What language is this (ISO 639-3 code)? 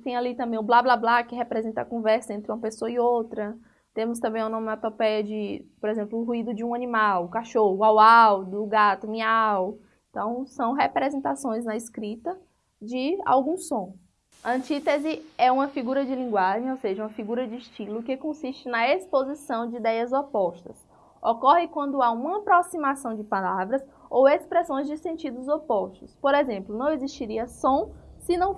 por